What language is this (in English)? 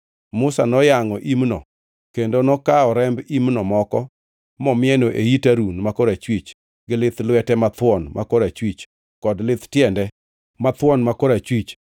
Luo (Kenya and Tanzania)